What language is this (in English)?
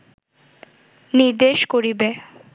Bangla